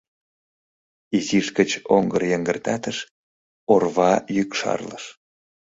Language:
Mari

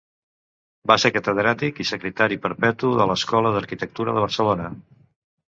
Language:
Catalan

